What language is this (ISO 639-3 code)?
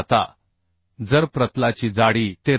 mar